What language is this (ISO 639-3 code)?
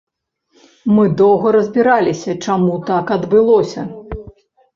bel